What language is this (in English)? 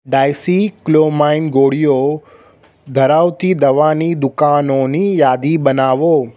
Gujarati